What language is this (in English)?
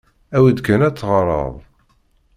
Kabyle